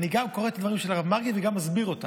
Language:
Hebrew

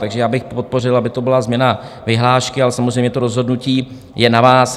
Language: Czech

